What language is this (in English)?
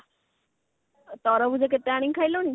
Odia